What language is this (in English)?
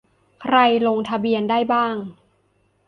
Thai